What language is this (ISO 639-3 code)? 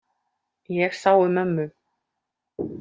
isl